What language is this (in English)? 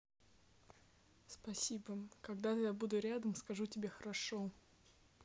Russian